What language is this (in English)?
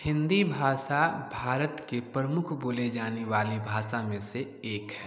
Hindi